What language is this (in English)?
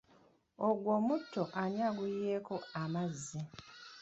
Ganda